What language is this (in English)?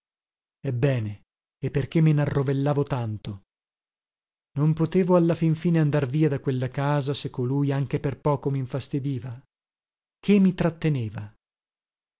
Italian